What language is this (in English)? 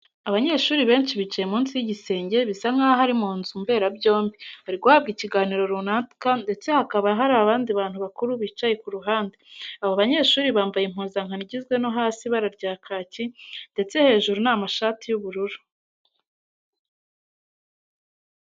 Kinyarwanda